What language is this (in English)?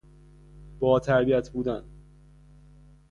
Persian